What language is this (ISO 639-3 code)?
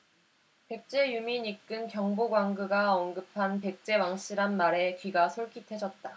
kor